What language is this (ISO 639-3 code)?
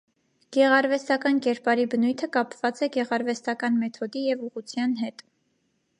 hye